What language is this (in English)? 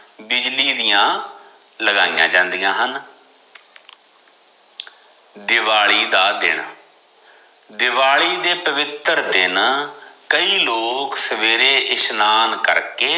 Punjabi